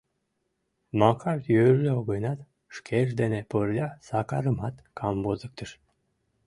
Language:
Mari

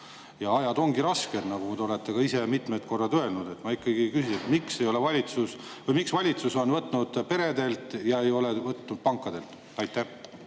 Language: Estonian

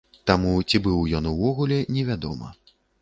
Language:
Belarusian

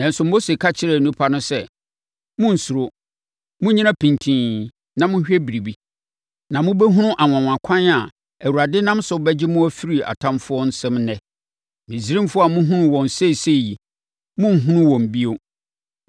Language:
Akan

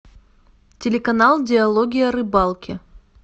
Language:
Russian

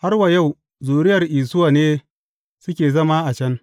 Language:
Hausa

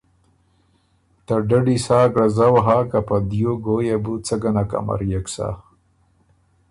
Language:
Ormuri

